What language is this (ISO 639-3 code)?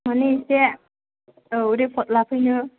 brx